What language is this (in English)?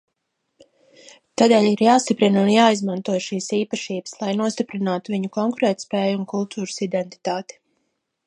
Latvian